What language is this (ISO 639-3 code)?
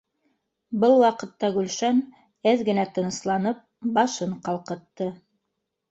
bak